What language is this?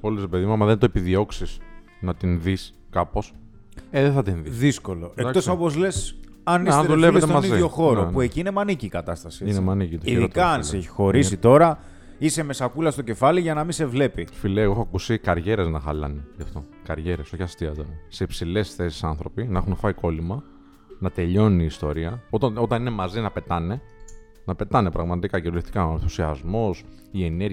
Greek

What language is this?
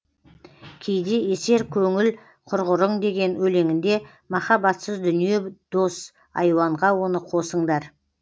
Kazakh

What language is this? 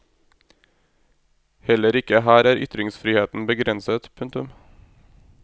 Norwegian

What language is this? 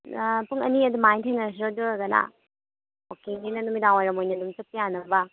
Manipuri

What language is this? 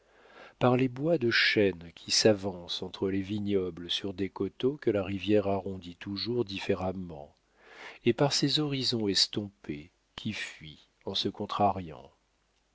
French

